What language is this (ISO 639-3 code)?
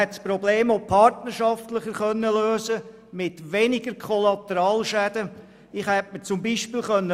gsw